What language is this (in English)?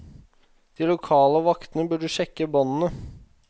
Norwegian